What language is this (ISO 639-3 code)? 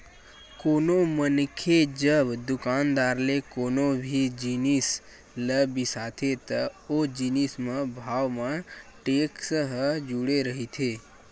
hne